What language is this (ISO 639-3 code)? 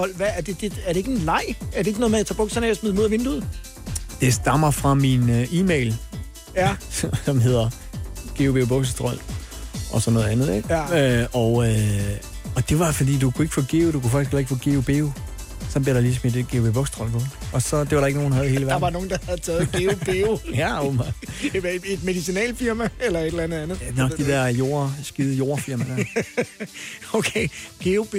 dan